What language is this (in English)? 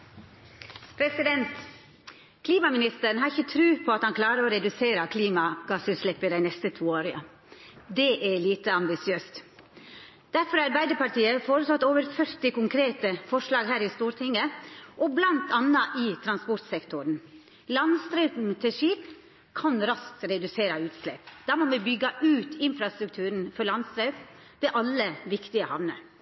Norwegian Nynorsk